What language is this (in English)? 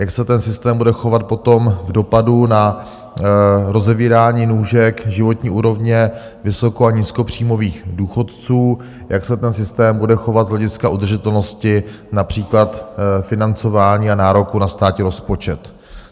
Czech